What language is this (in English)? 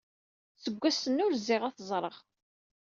Kabyle